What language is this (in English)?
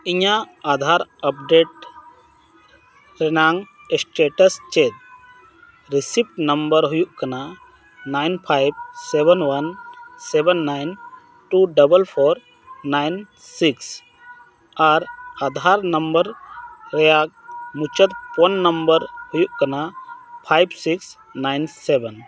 Santali